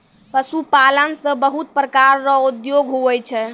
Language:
Maithili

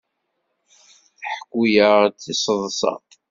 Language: Kabyle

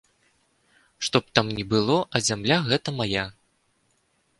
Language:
Belarusian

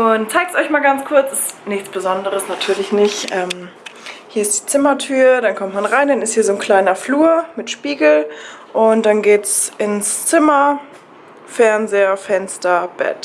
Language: German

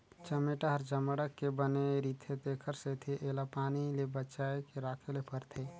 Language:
Chhattisgarhi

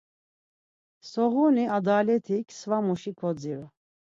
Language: Laz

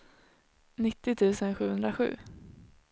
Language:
Swedish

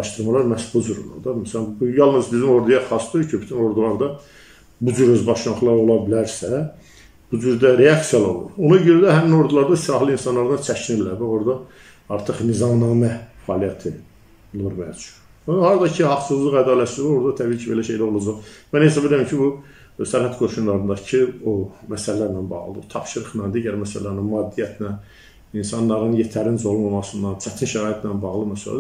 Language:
Turkish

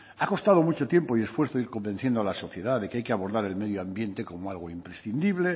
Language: Spanish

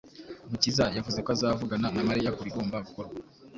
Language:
Kinyarwanda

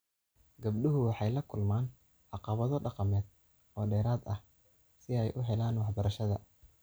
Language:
Somali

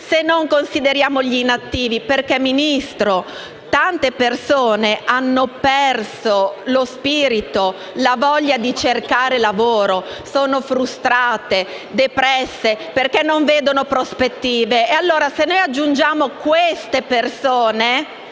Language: Italian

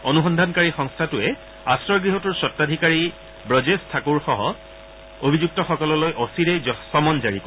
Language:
Assamese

